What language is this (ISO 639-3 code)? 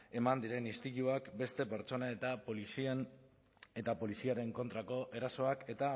eus